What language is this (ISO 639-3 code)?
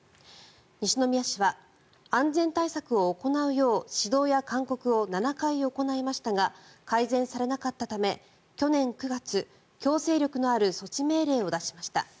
jpn